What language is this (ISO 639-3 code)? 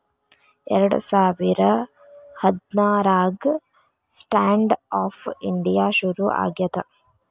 kan